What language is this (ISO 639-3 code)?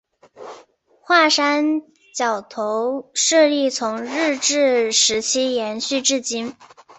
zho